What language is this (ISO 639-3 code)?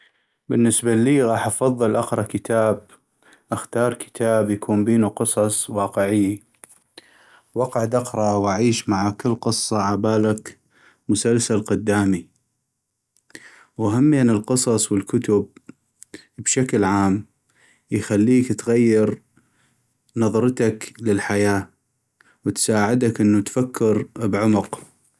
ayp